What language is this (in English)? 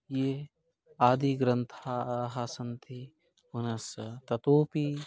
Sanskrit